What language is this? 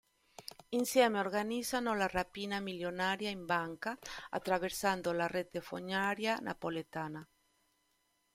Italian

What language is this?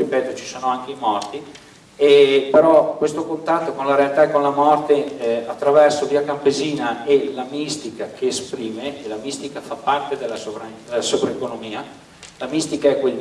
Italian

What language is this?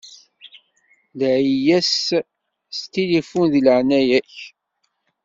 Kabyle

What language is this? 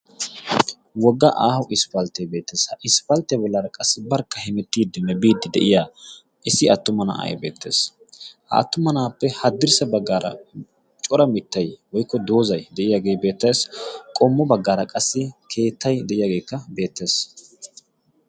Wolaytta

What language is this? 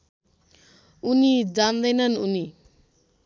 Nepali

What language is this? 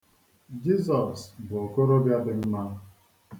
Igbo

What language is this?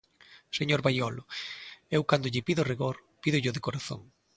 Galician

